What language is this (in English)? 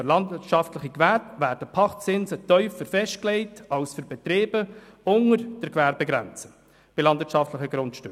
Swiss German